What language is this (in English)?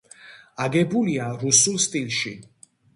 Georgian